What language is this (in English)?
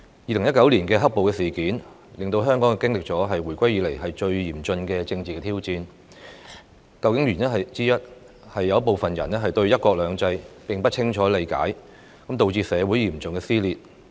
Cantonese